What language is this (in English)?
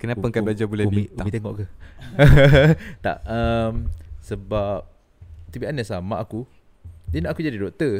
Malay